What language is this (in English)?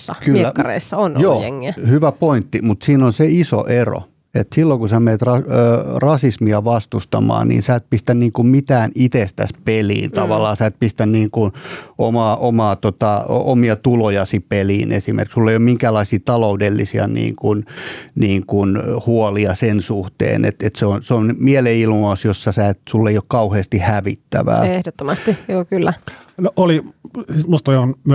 Finnish